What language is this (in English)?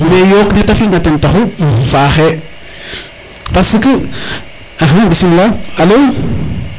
Serer